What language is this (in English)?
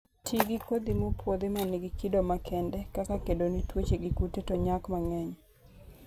Luo (Kenya and Tanzania)